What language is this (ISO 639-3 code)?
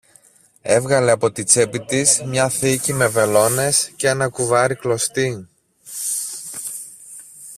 ell